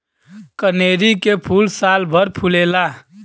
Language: Bhojpuri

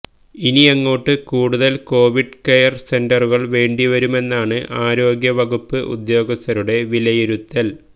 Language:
Malayalam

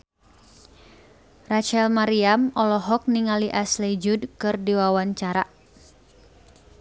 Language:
Sundanese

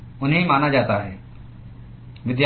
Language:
Hindi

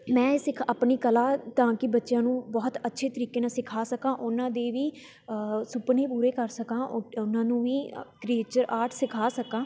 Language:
Punjabi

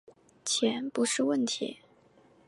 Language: Chinese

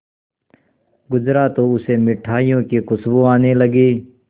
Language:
Hindi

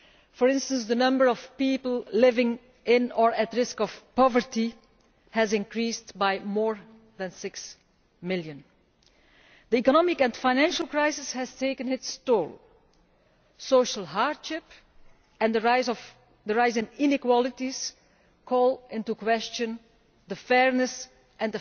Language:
English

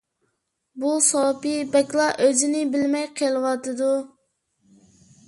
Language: Uyghur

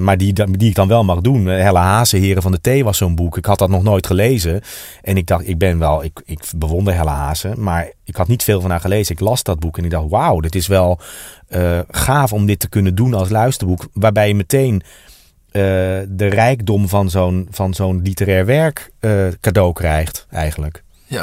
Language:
Dutch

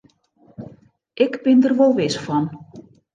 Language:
Western Frisian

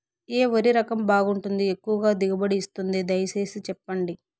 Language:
Telugu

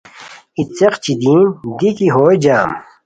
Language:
Khowar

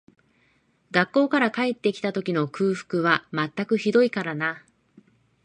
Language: Japanese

